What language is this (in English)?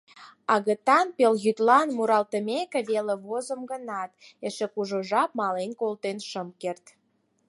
Mari